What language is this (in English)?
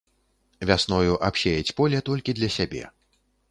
Belarusian